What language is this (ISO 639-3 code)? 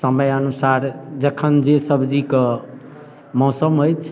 mai